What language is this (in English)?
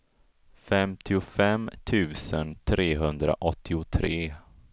Swedish